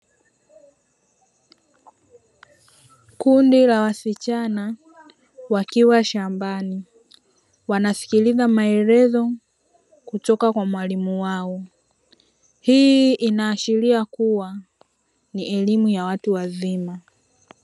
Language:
Swahili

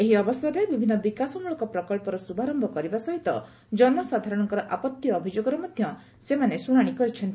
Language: Odia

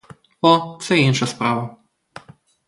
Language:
Ukrainian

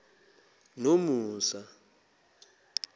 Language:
Zulu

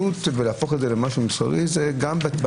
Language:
Hebrew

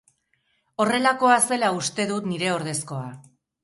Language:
Basque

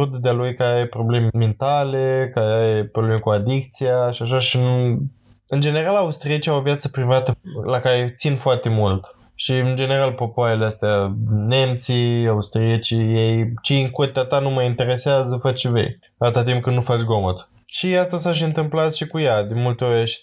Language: Romanian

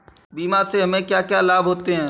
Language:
Hindi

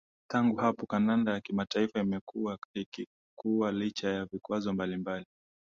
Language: Swahili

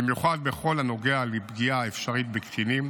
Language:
Hebrew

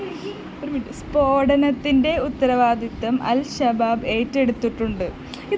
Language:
Malayalam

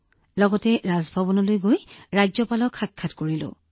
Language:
Assamese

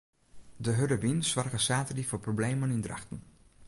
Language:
Western Frisian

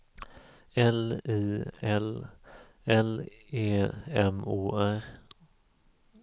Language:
Swedish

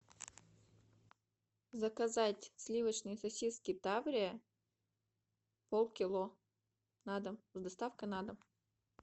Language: Russian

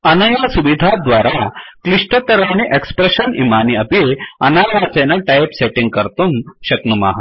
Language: Sanskrit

